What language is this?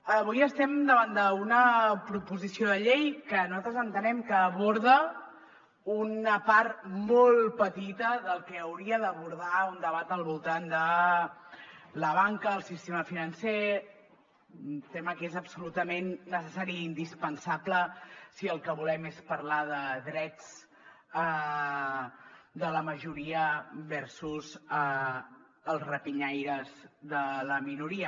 Catalan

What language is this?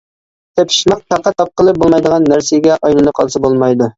Uyghur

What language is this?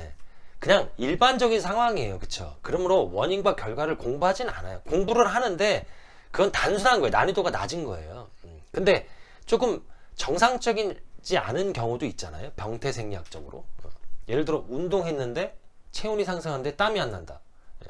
Korean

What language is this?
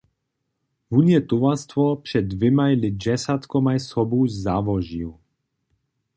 Upper Sorbian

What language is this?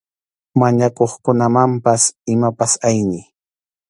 Arequipa-La Unión Quechua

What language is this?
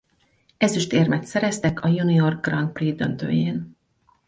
Hungarian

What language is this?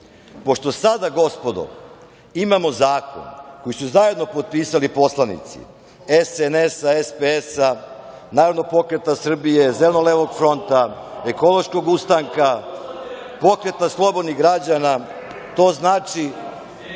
Serbian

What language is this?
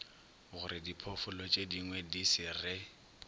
Northern Sotho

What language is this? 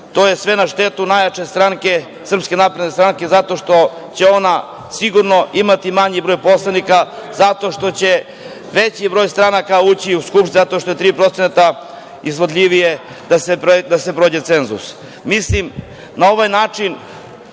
Serbian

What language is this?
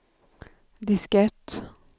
Swedish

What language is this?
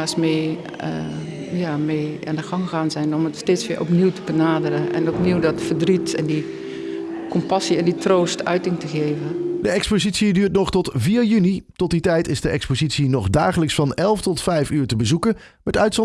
Dutch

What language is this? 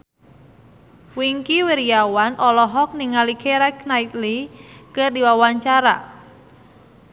Sundanese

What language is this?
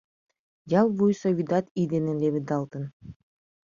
Mari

